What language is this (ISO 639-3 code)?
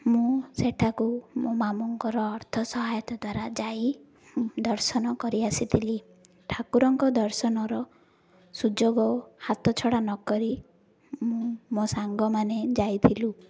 ori